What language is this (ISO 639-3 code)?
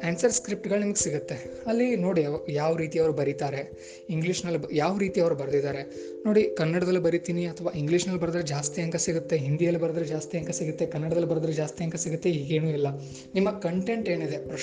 kan